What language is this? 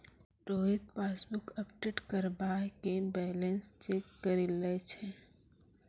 Maithili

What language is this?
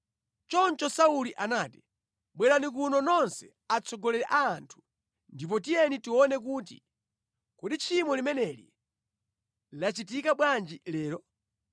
Nyanja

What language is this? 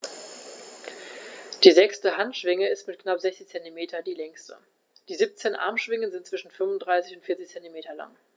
German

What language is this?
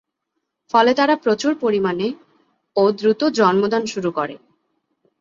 Bangla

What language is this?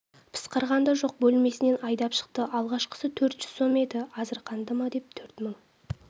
Kazakh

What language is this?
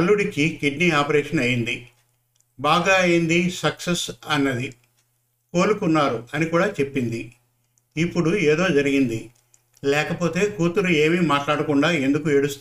Telugu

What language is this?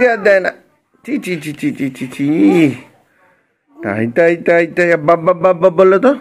Bangla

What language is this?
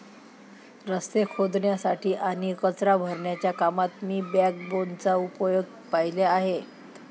Marathi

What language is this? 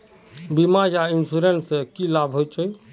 Magahi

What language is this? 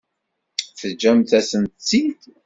Kabyle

